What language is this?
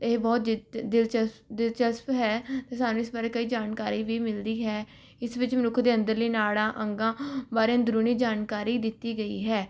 Punjabi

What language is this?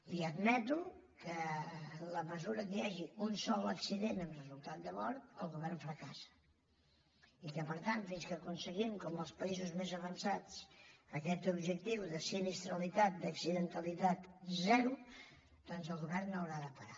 Catalan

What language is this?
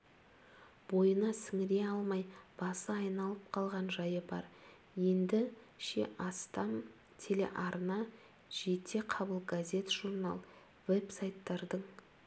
Kazakh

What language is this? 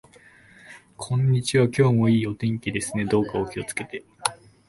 Japanese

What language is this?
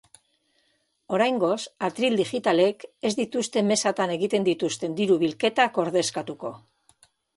Basque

